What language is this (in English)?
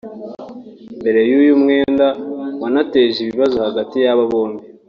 Kinyarwanda